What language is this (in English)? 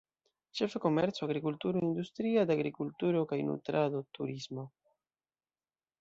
Esperanto